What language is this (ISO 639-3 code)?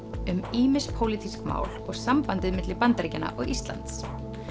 isl